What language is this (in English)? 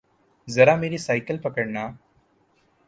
Urdu